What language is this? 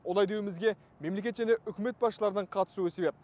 Kazakh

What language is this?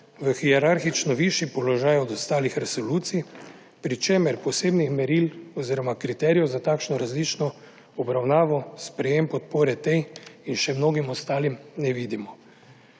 Slovenian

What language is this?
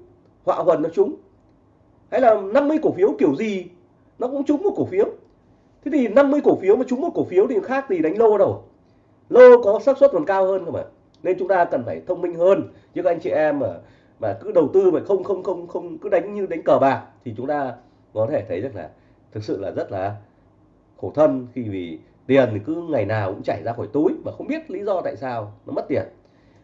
Vietnamese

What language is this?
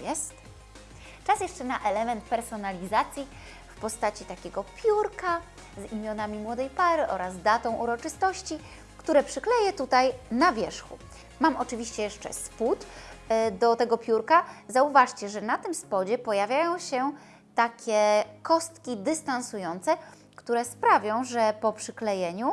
Polish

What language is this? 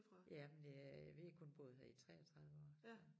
Danish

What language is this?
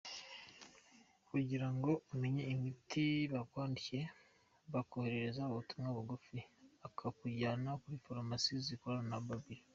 Kinyarwanda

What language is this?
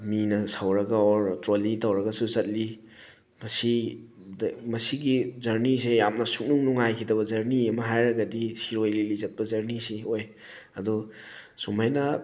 Manipuri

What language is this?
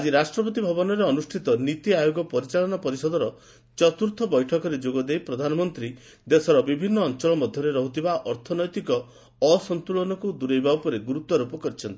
Odia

